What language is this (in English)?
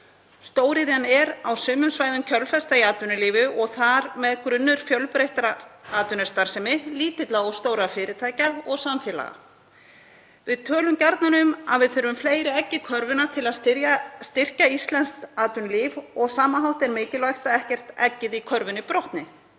Icelandic